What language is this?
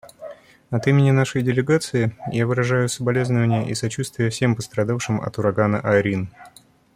Russian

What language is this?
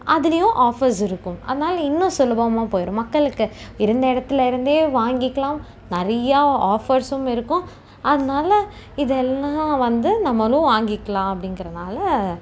Tamil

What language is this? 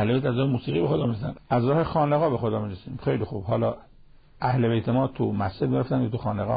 Persian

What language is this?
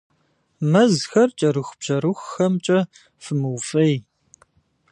Kabardian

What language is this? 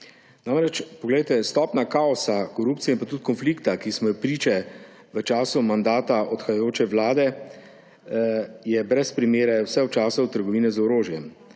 Slovenian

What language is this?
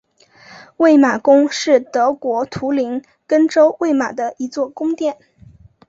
Chinese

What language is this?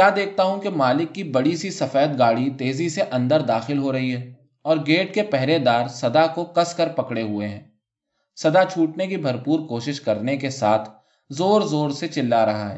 Urdu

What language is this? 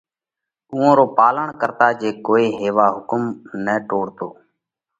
Parkari Koli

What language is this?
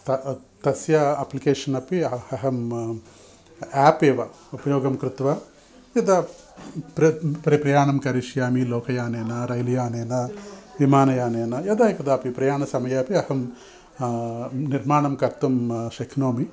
Sanskrit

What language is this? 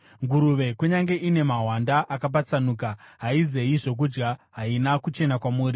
Shona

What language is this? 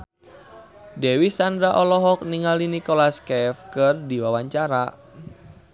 Sundanese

